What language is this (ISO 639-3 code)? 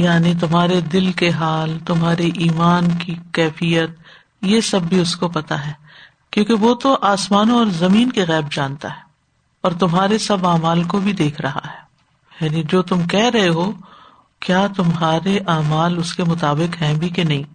urd